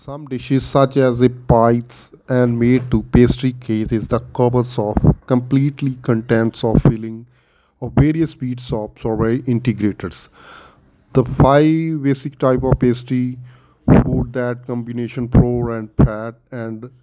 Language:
Punjabi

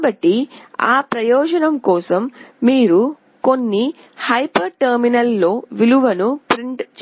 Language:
Telugu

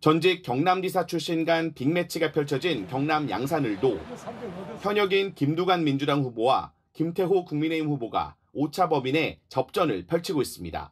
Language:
Korean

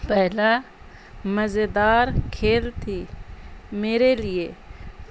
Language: Urdu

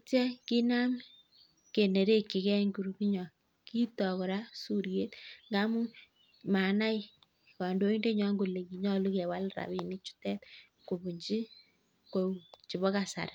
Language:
Kalenjin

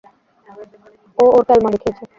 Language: Bangla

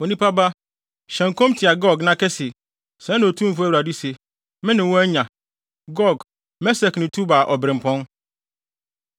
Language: Akan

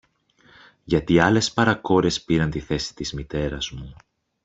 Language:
Greek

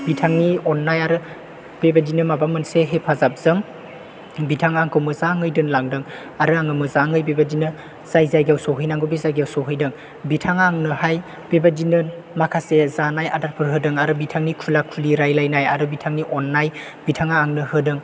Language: Bodo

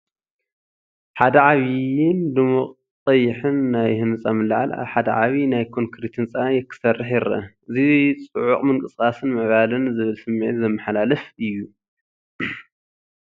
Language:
Tigrinya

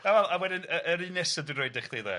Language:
Welsh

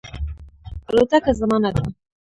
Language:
Pashto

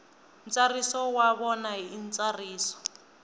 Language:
Tsonga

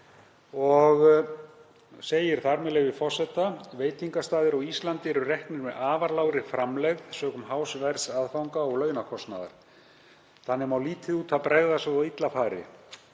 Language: Icelandic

